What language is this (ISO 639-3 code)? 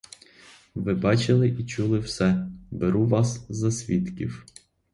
ukr